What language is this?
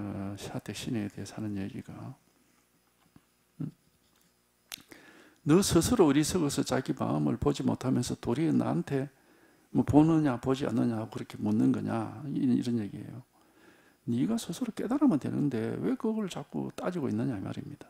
Korean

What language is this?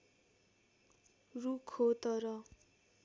Nepali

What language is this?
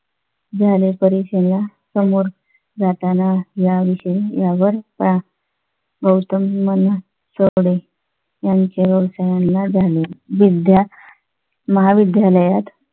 Marathi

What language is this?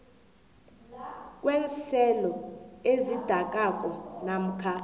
South Ndebele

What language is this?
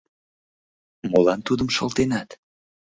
Mari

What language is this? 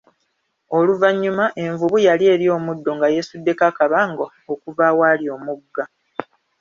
Ganda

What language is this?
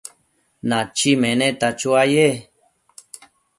Matsés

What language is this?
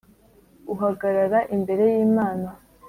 Kinyarwanda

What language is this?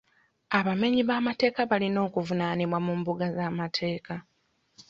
Ganda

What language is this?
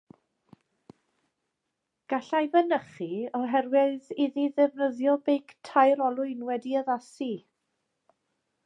Welsh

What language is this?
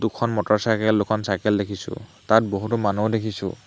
Assamese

